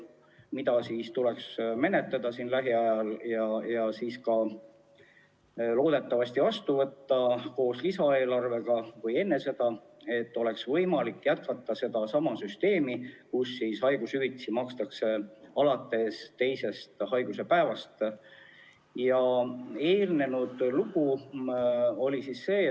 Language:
Estonian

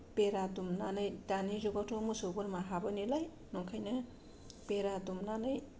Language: Bodo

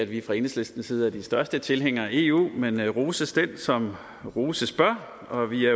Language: Danish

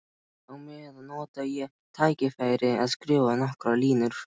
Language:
Icelandic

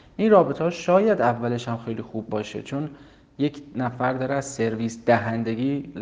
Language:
Persian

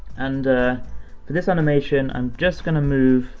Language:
English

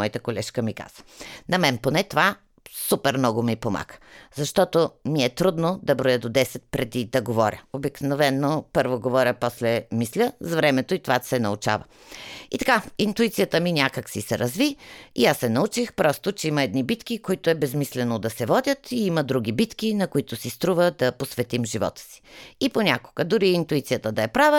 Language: Bulgarian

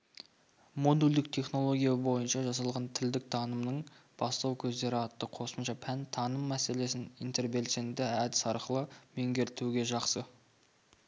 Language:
Kazakh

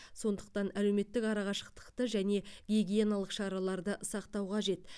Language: Kazakh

